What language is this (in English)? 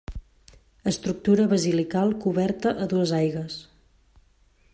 Catalan